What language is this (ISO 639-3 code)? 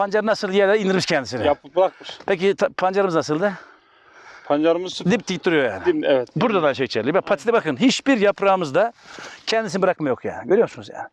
tur